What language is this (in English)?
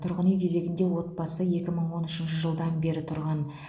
Kazakh